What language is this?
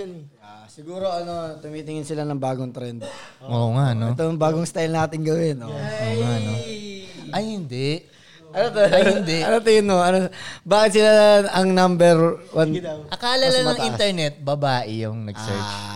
Filipino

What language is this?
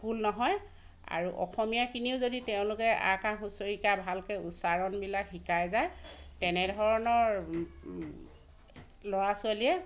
Assamese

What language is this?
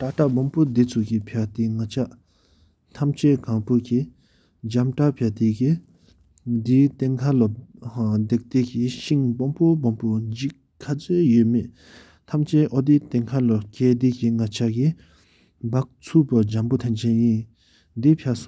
Sikkimese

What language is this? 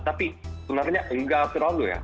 Indonesian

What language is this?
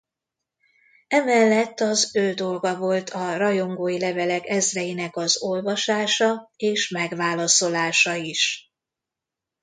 Hungarian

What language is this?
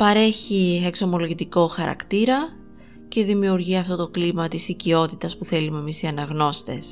Greek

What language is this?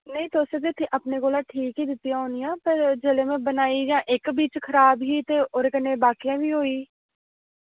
Dogri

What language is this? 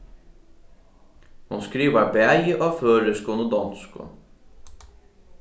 Faroese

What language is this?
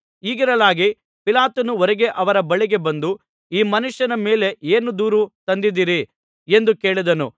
Kannada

